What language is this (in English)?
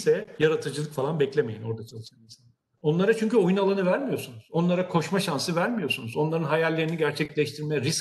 Turkish